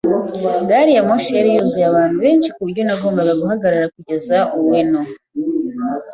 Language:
Kinyarwanda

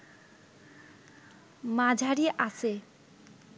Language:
Bangla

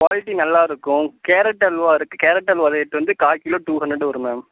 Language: Tamil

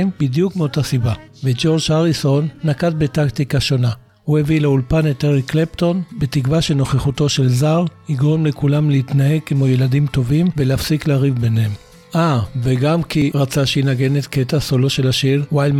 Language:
Hebrew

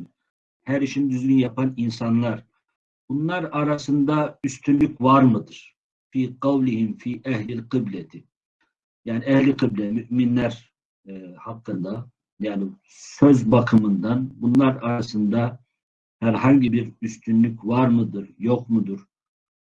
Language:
Turkish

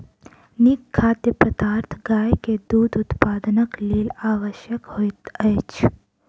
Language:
Maithili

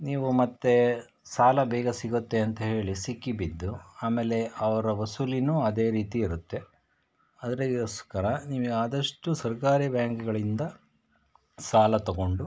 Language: Kannada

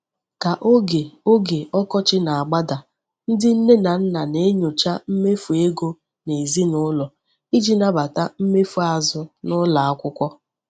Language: Igbo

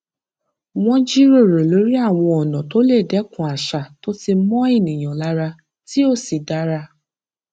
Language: Yoruba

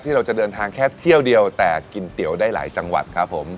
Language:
Thai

